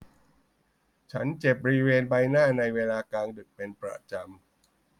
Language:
Thai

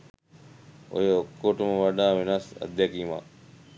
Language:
Sinhala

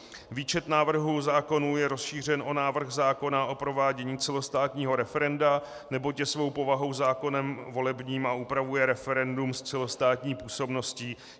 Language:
Czech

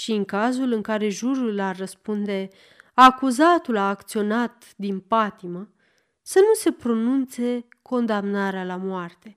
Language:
Romanian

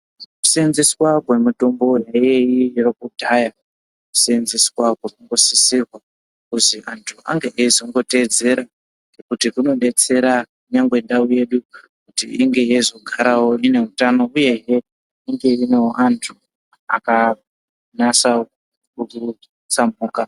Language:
Ndau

